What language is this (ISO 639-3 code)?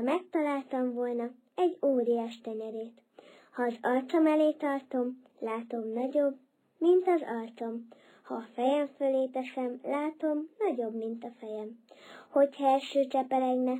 hun